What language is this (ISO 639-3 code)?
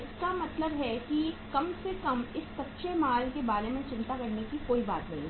hin